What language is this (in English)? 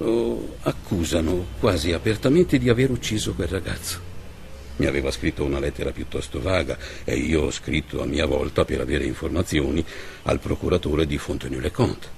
Italian